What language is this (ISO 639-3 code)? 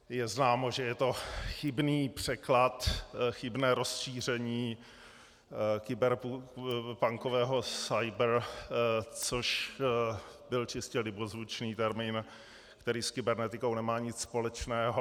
ces